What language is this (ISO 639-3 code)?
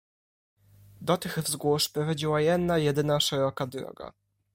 pol